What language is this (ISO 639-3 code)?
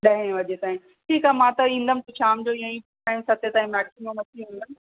snd